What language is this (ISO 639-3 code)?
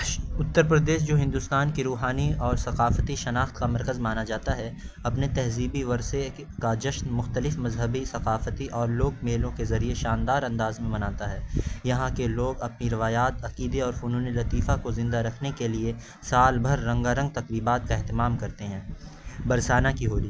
urd